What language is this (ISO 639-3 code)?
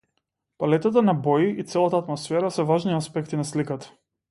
mkd